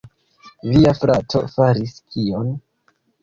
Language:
Esperanto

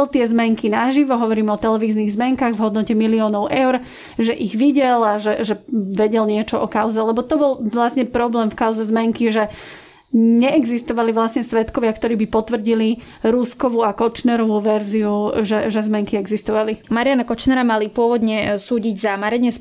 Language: Slovak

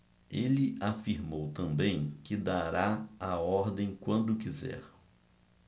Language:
Portuguese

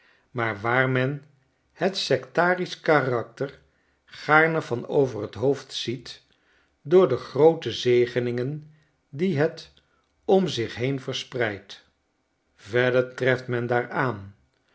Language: Dutch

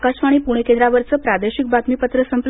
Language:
Marathi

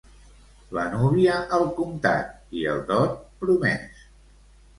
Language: Catalan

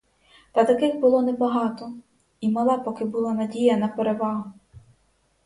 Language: Ukrainian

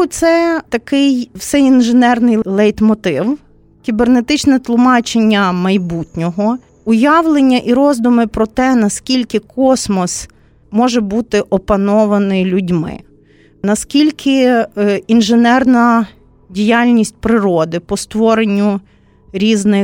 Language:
Ukrainian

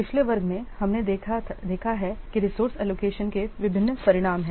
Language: Hindi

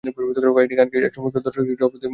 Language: Bangla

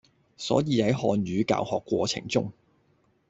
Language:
Cantonese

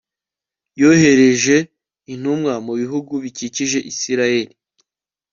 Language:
Kinyarwanda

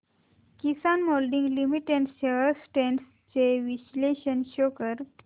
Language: Marathi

